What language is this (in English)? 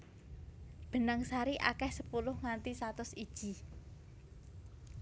Javanese